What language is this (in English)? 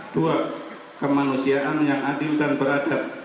Indonesian